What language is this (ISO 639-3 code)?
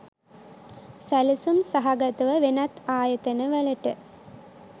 sin